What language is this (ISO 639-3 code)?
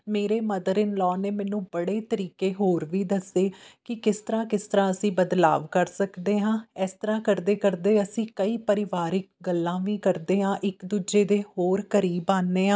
pan